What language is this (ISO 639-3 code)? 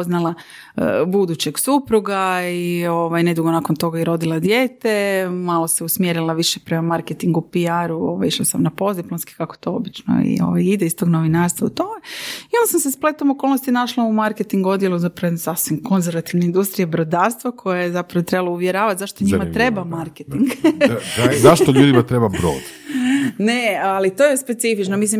hrv